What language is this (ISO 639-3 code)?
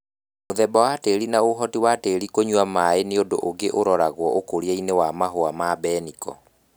kik